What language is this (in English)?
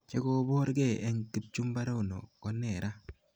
Kalenjin